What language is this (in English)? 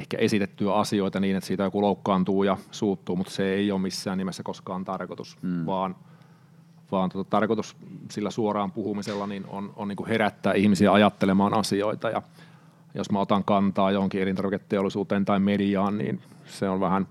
Finnish